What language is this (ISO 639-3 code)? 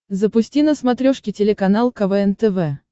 rus